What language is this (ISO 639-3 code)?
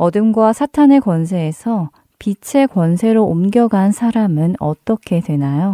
kor